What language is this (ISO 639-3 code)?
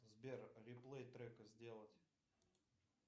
rus